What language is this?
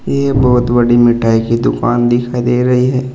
Hindi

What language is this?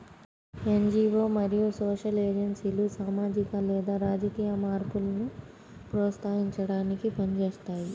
Telugu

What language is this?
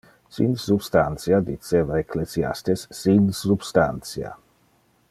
Interlingua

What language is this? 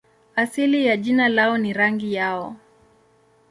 Swahili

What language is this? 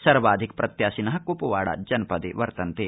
Sanskrit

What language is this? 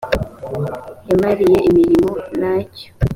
Kinyarwanda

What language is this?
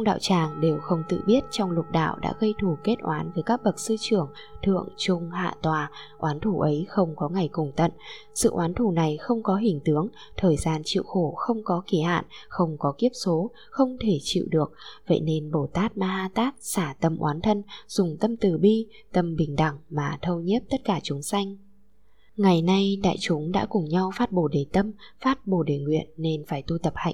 Vietnamese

